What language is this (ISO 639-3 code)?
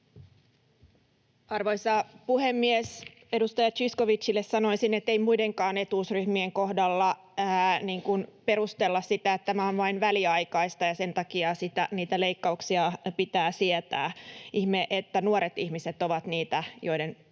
fin